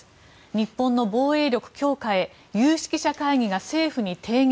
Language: Japanese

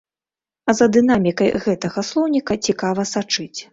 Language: Belarusian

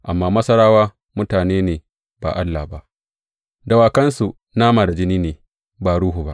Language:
Hausa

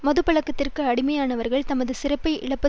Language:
Tamil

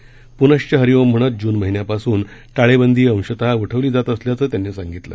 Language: Marathi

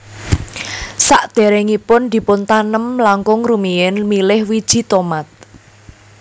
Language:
Javanese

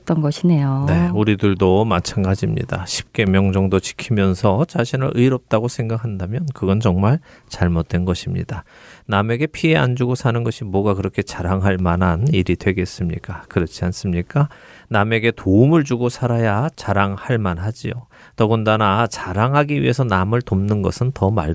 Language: Korean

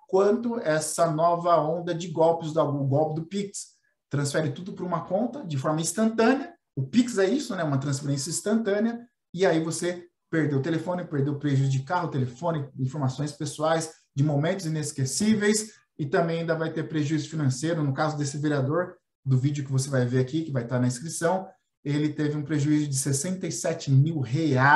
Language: Portuguese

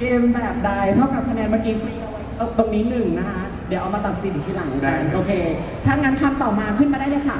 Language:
Thai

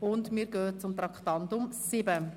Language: Swiss German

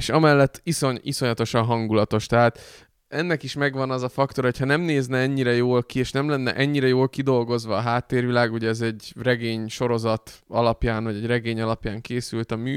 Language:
Hungarian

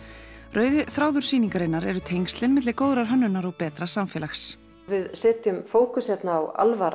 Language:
Icelandic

